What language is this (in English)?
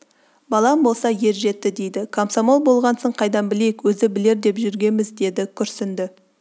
Kazakh